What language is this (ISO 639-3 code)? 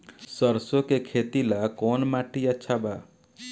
bho